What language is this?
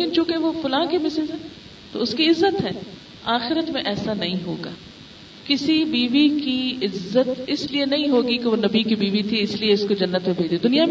Urdu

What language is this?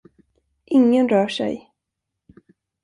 Swedish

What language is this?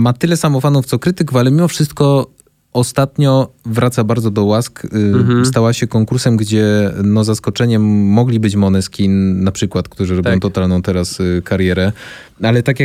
Polish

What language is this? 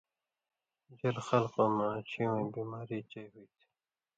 Indus Kohistani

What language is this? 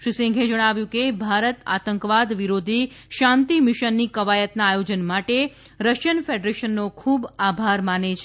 Gujarati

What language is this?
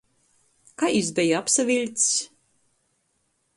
Latgalian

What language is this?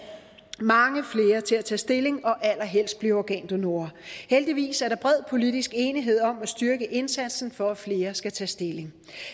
Danish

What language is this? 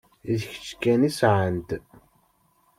Kabyle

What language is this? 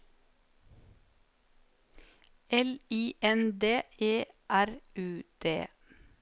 Norwegian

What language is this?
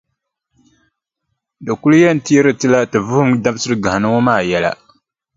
Dagbani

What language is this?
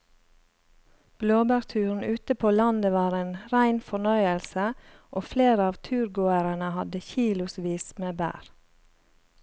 Norwegian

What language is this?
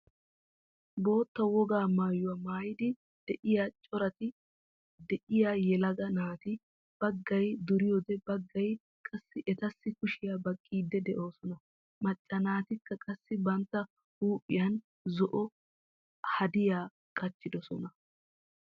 Wolaytta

